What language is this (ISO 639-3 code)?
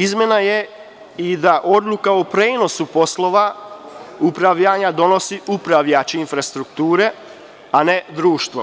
srp